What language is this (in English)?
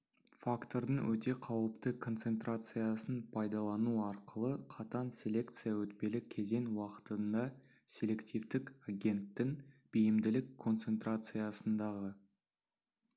Kazakh